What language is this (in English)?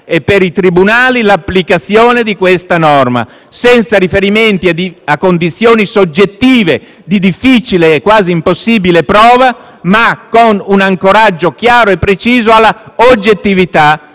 Italian